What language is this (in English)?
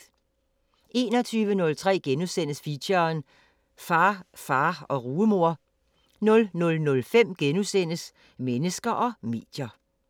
Danish